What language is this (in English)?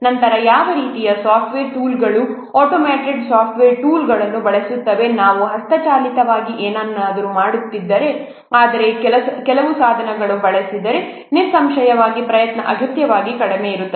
Kannada